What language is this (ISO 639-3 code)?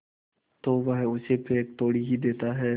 hin